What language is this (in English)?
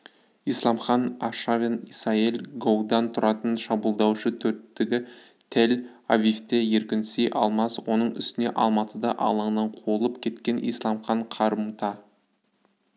Kazakh